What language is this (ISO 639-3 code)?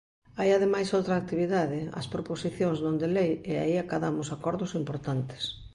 glg